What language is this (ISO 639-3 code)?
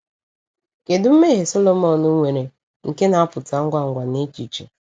ibo